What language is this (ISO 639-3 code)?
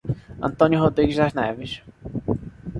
por